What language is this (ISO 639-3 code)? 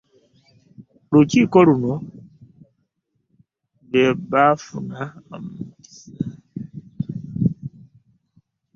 lug